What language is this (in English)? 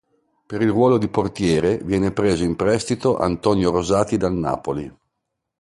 Italian